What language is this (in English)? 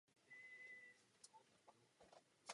Czech